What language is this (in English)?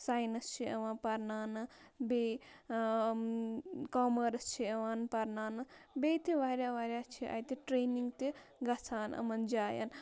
Kashmiri